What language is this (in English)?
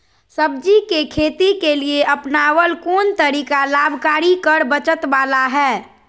Magahi